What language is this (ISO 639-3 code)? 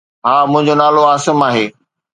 snd